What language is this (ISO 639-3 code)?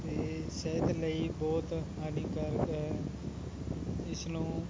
pan